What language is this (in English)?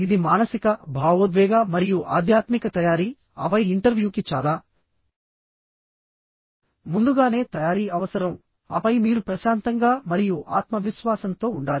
Telugu